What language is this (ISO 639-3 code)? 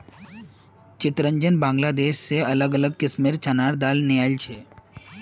mag